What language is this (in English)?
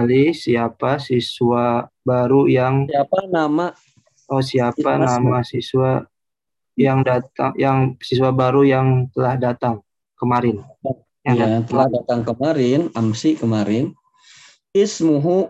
Indonesian